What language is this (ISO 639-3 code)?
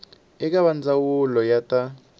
tso